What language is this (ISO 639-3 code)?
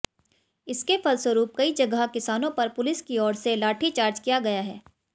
hin